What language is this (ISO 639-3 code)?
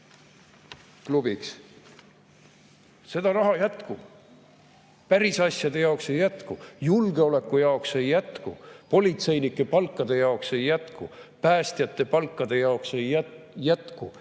est